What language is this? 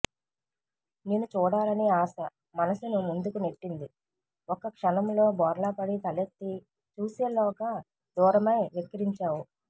Telugu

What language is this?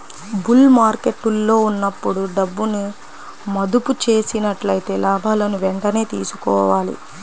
Telugu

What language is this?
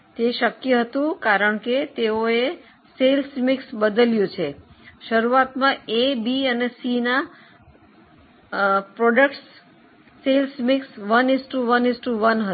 Gujarati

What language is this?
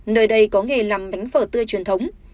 Vietnamese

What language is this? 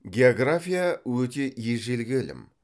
Kazakh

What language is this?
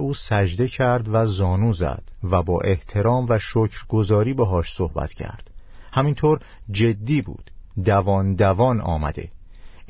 Persian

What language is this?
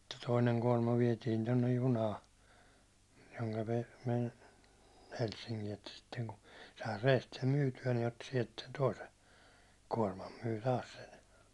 Finnish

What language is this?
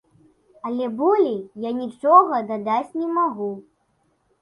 Belarusian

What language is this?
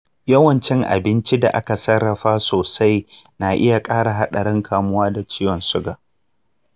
Hausa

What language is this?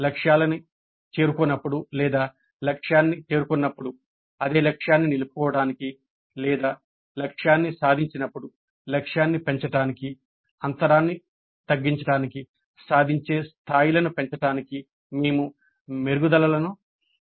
Telugu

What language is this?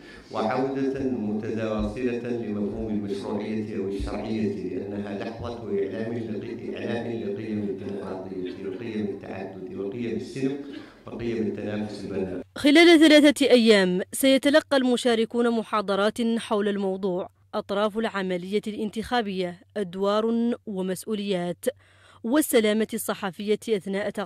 Arabic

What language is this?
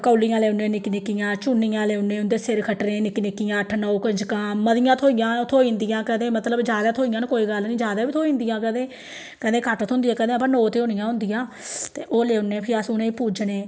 Dogri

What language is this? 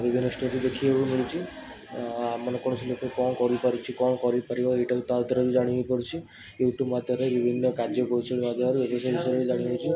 Odia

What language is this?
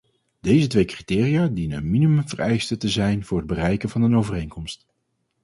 Dutch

